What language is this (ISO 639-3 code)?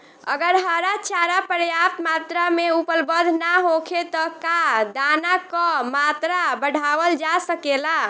bho